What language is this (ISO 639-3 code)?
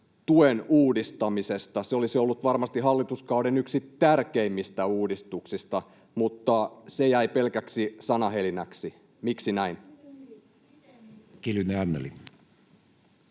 fin